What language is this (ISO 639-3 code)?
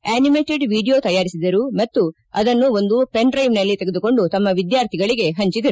kan